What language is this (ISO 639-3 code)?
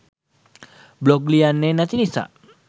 sin